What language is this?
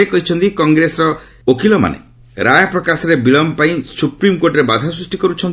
Odia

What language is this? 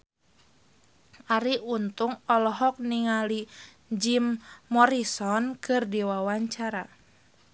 Sundanese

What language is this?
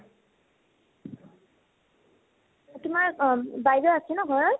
Assamese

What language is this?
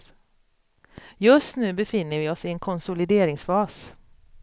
Swedish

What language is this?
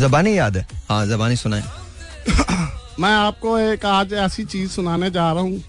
Hindi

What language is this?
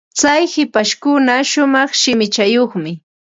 Ambo-Pasco Quechua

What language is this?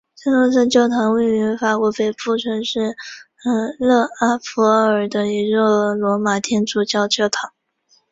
Chinese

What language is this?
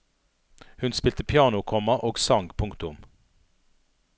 Norwegian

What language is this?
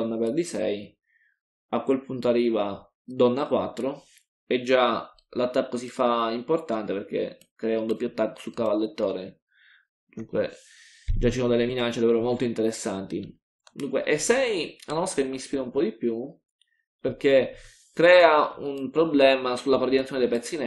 Italian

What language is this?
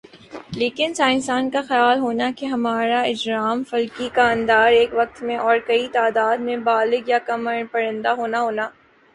Urdu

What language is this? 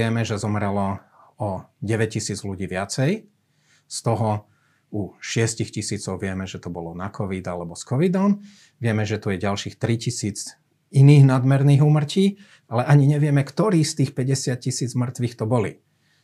Slovak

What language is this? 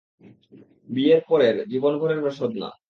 Bangla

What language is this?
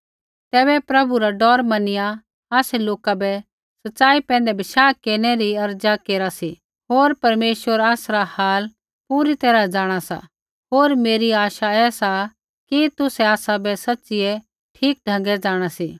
Kullu Pahari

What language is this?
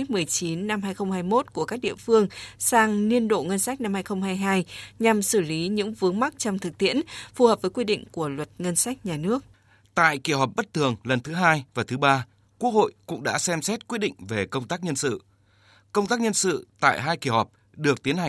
Vietnamese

